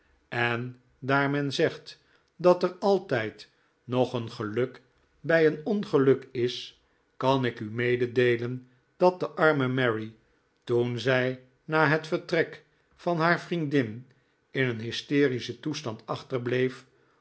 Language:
Dutch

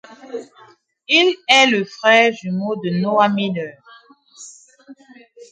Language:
French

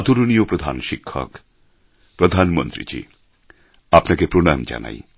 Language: Bangla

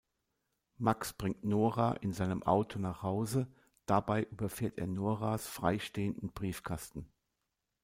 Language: German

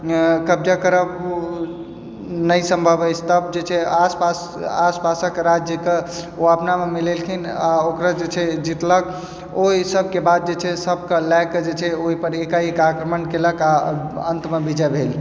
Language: Maithili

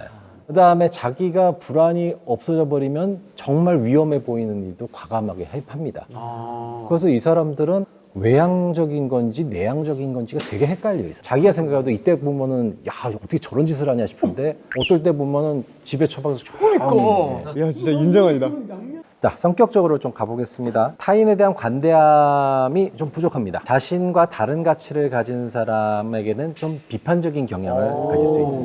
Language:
Korean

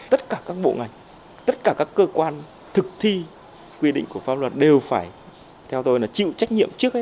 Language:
Vietnamese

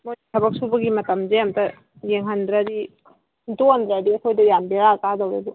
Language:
Manipuri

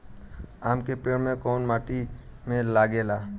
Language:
Bhojpuri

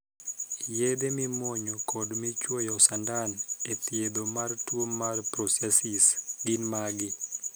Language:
Luo (Kenya and Tanzania)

